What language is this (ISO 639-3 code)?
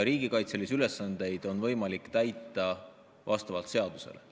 est